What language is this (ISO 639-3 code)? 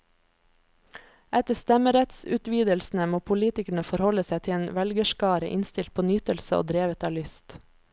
nor